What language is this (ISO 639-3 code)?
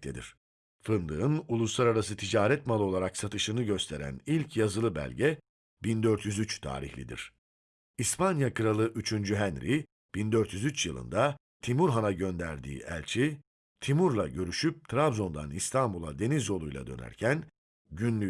tur